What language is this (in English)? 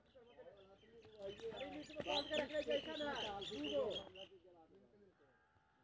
Maithili